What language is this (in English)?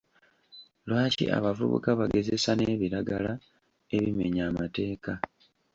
Ganda